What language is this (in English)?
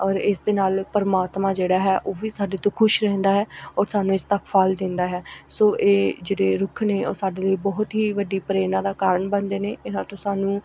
Punjabi